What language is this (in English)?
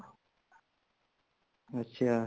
Punjabi